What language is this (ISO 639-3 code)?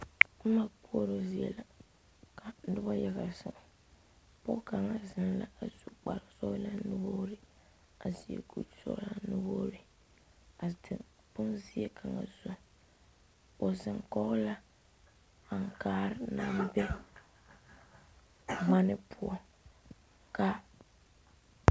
dga